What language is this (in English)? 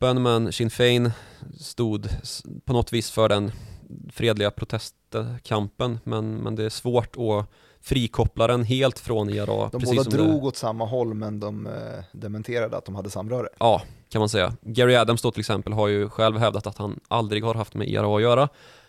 Swedish